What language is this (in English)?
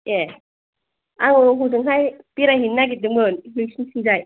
Bodo